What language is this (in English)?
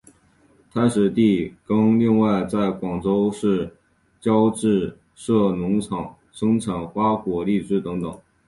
Chinese